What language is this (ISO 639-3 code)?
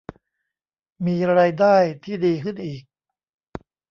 tha